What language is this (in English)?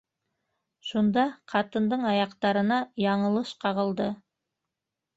Bashkir